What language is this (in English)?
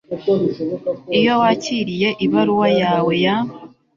Kinyarwanda